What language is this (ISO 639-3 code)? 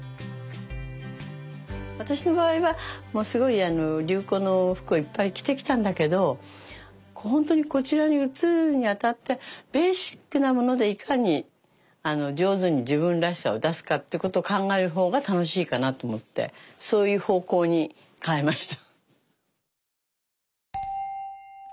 jpn